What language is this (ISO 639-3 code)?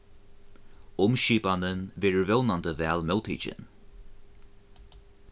fao